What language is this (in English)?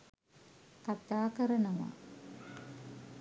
Sinhala